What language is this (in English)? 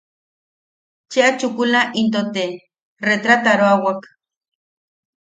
Yaqui